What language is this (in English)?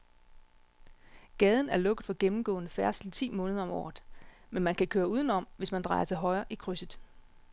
Danish